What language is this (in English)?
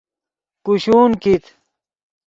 Yidgha